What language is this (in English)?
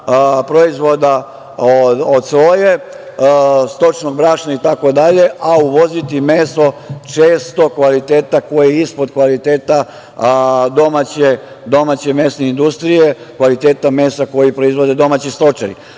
Serbian